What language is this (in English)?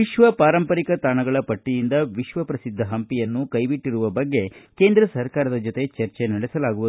Kannada